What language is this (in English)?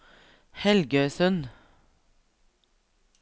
Norwegian